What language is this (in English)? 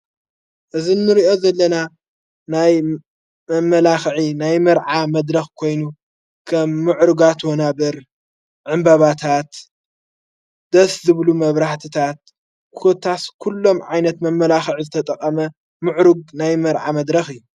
Tigrinya